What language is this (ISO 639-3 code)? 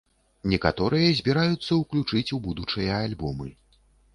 bel